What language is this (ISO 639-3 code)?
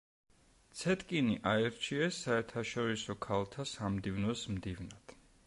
kat